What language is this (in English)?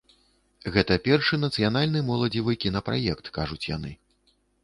Belarusian